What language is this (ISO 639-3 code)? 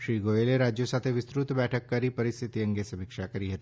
guj